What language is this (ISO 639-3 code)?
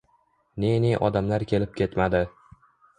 uzb